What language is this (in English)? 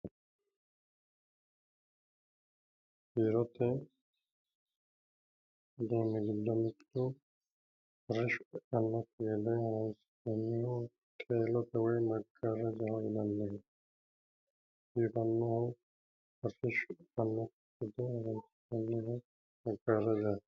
Sidamo